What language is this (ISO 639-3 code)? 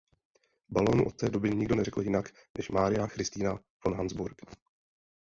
ces